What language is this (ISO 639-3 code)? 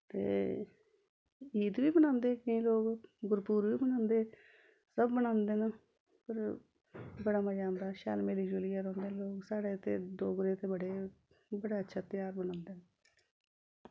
doi